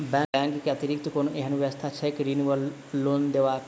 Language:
Maithili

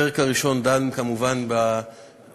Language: Hebrew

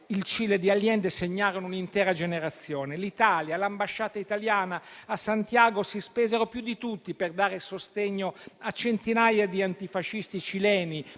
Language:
Italian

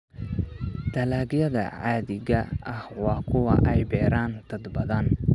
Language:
Somali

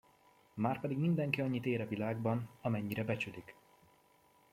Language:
Hungarian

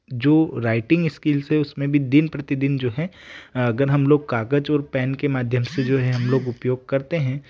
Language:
Hindi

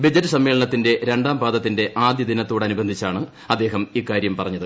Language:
Malayalam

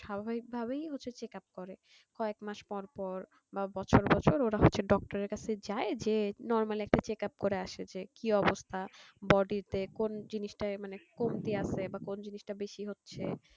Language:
Bangla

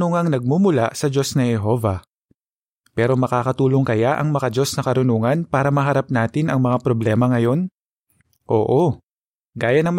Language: Filipino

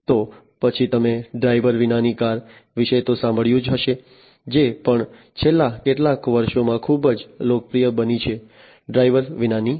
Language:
Gujarati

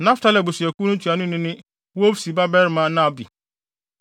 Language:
Akan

